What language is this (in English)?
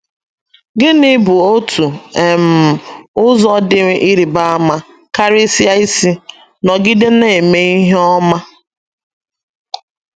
Igbo